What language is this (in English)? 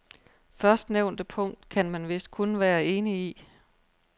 Danish